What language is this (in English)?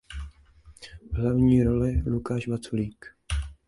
Czech